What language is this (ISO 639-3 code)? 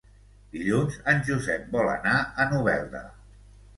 cat